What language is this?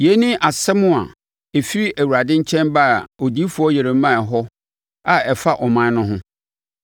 Akan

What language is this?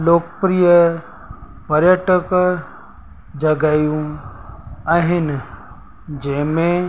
Sindhi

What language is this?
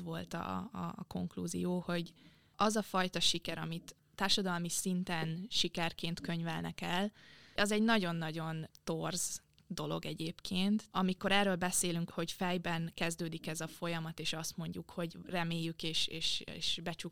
Hungarian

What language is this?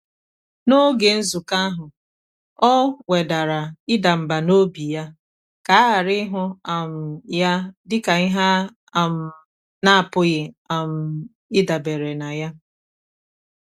Igbo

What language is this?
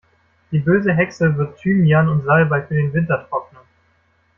German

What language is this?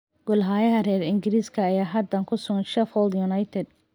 Somali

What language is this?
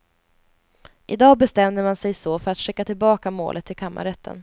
Swedish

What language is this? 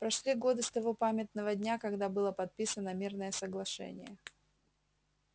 Russian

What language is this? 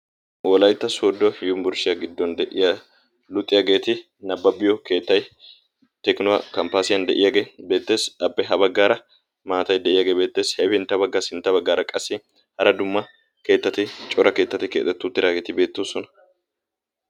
Wolaytta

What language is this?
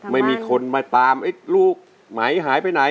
Thai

